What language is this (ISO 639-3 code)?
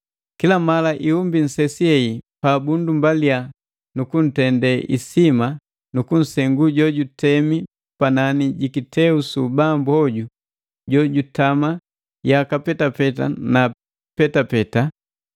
mgv